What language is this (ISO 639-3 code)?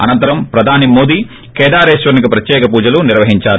tel